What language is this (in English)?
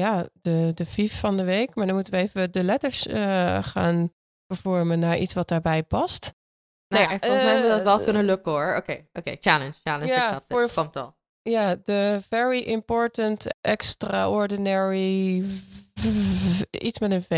Dutch